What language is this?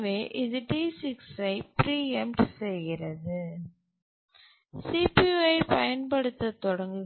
Tamil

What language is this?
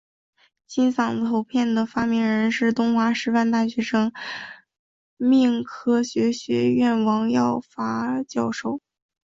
Chinese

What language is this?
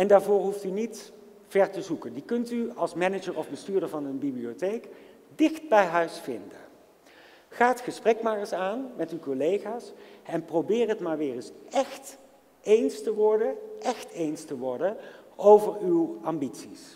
Dutch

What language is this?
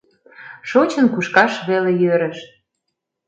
Mari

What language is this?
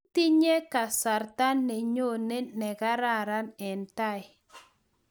Kalenjin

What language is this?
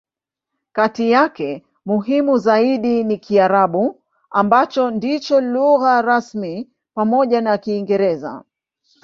Swahili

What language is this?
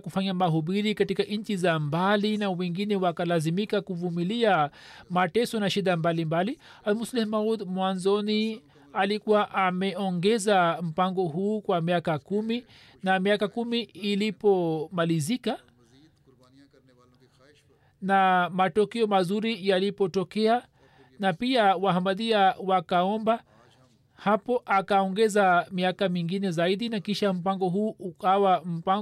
Swahili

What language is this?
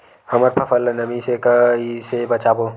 Chhattisgarhi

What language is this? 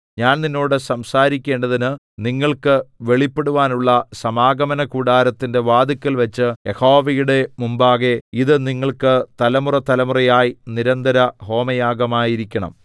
Malayalam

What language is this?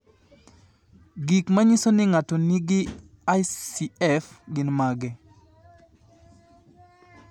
Luo (Kenya and Tanzania)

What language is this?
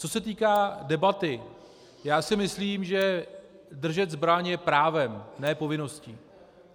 Czech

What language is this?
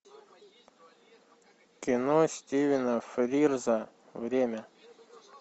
Russian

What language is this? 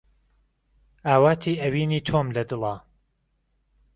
Central Kurdish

